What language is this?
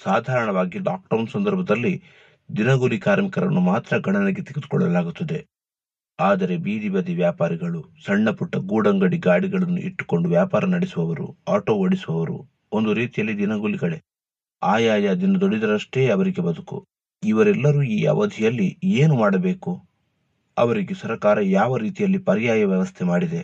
Kannada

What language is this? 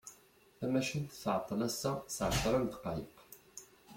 Kabyle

